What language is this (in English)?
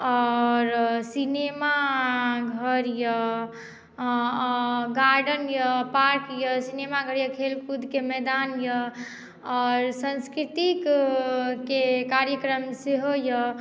Maithili